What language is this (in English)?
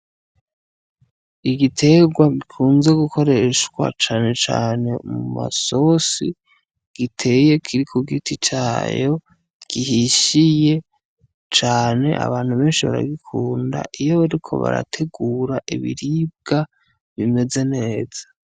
Rundi